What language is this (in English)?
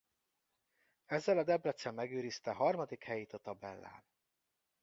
Hungarian